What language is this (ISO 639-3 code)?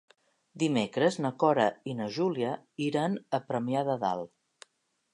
cat